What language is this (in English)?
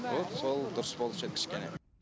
Kazakh